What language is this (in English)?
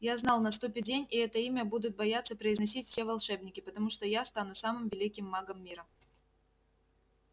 Russian